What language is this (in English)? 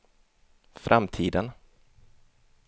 Swedish